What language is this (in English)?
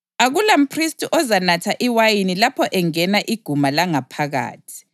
North Ndebele